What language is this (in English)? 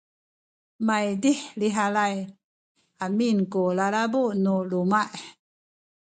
Sakizaya